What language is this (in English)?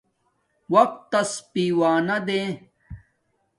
Domaaki